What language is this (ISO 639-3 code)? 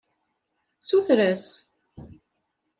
kab